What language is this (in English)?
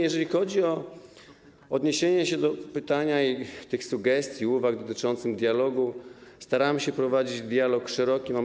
Polish